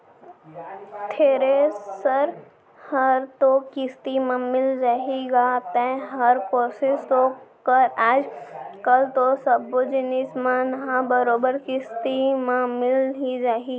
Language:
Chhattisgarhi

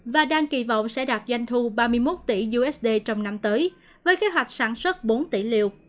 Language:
Vietnamese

